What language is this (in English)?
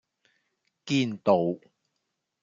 Cantonese